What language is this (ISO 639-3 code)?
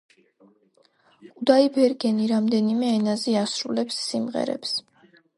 kat